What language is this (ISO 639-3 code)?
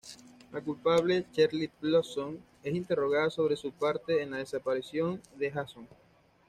spa